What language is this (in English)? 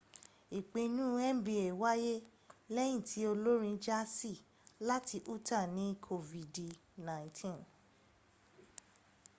Yoruba